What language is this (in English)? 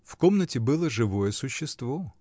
Russian